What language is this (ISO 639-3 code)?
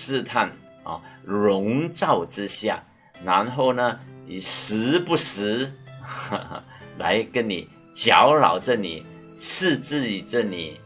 zho